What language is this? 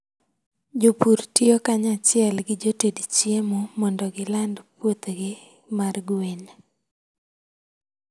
Luo (Kenya and Tanzania)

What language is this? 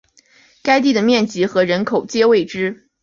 Chinese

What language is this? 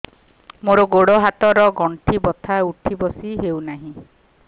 Odia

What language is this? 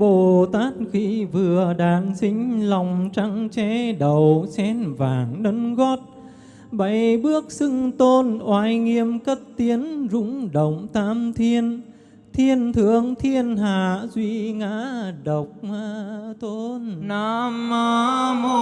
Vietnamese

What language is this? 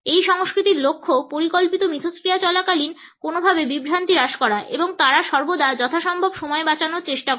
Bangla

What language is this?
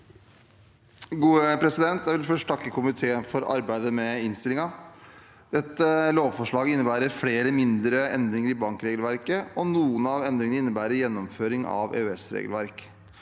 Norwegian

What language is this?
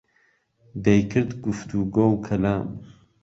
Central Kurdish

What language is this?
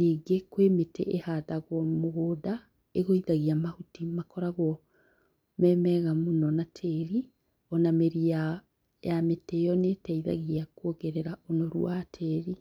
Kikuyu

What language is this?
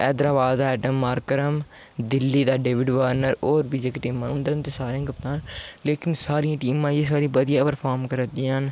Dogri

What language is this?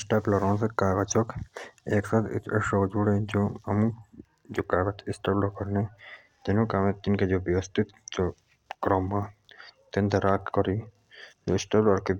Jaunsari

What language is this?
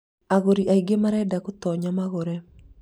Kikuyu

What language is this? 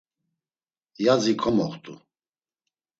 Laz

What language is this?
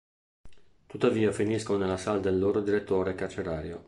Italian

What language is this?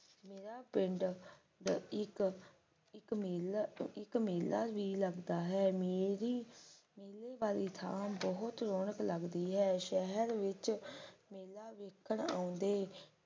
Punjabi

